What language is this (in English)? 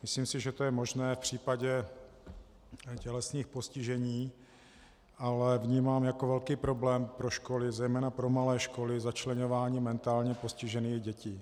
Czech